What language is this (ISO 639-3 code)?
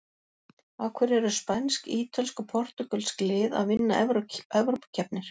isl